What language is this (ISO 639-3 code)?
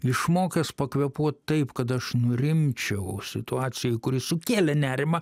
lit